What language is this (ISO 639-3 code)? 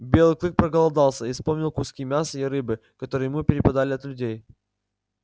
rus